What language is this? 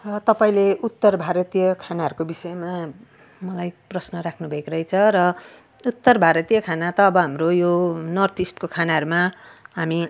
Nepali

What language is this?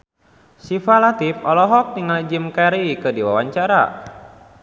Sundanese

